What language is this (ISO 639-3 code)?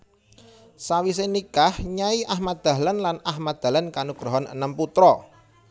jav